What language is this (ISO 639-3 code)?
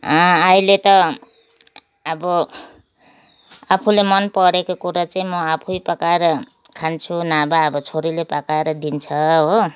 nep